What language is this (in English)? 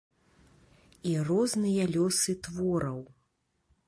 Belarusian